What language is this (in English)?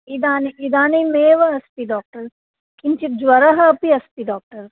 Sanskrit